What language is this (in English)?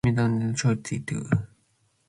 Matsés